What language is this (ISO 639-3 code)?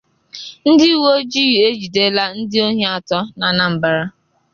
ibo